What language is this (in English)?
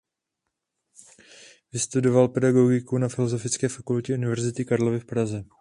Czech